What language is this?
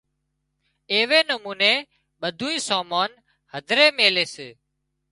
Wadiyara Koli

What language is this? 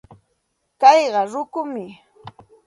Santa Ana de Tusi Pasco Quechua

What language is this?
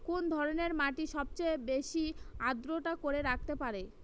Bangla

